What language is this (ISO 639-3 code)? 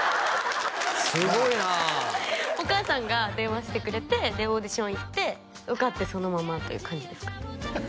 jpn